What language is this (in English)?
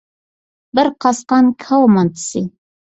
Uyghur